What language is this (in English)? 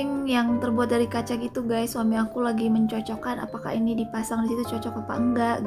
Indonesian